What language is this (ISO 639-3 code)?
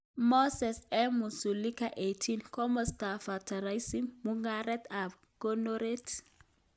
kln